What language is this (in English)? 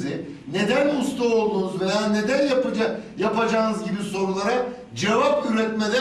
Turkish